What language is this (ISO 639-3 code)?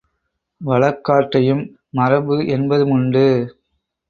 tam